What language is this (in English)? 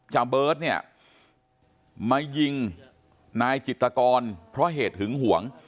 Thai